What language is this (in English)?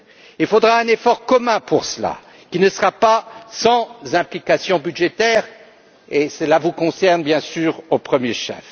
French